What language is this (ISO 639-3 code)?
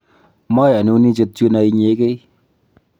kln